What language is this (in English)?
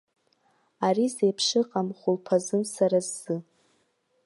Abkhazian